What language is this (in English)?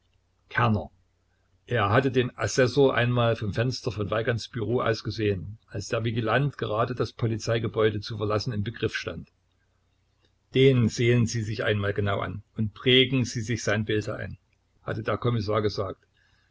German